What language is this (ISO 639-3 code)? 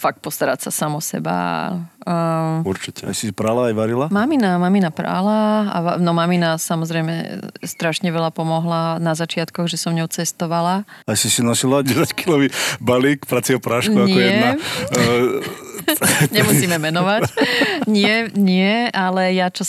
slk